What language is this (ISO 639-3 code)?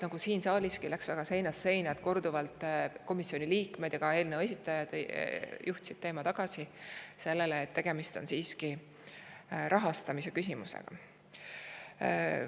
est